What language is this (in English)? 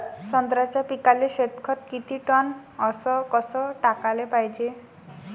Marathi